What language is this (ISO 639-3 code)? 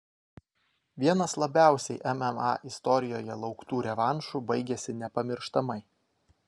lit